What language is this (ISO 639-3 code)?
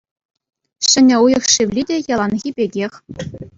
chv